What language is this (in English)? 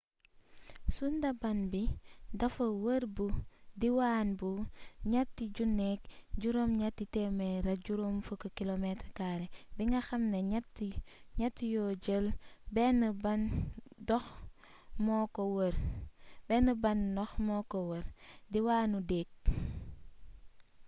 Wolof